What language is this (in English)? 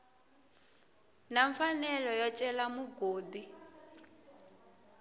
Tsonga